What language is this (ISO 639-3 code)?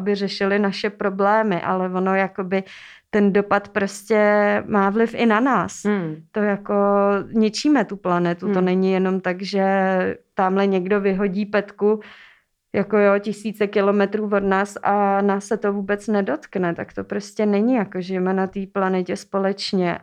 ces